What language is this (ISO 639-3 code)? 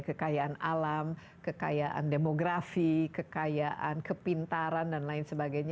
ind